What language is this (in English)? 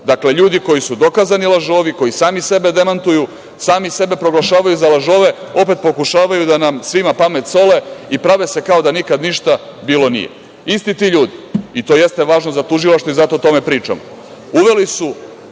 Serbian